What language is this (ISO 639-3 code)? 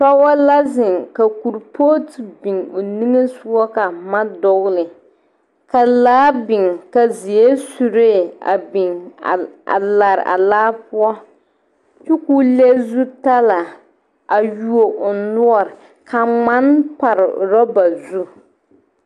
dga